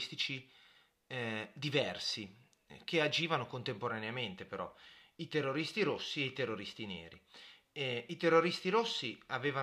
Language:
Italian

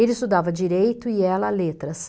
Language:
Portuguese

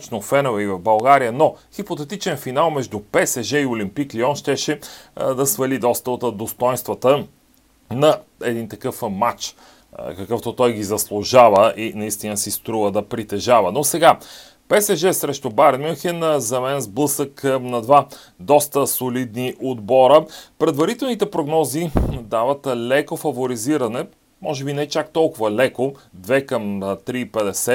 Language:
Bulgarian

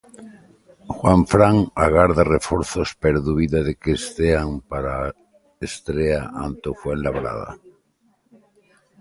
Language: Galician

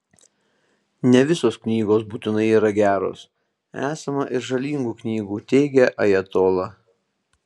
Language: Lithuanian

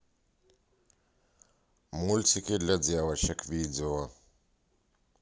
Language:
Russian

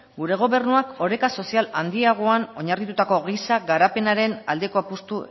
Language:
Basque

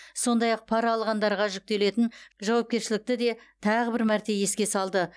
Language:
Kazakh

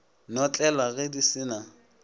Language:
Northern Sotho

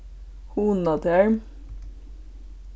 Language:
Faroese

